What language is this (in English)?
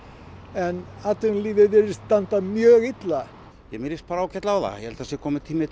Icelandic